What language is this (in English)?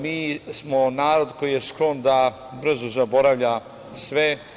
Serbian